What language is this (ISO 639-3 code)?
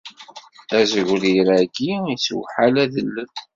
kab